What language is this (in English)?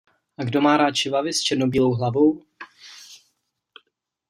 Czech